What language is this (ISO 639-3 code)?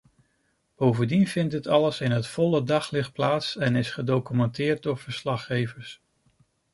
nld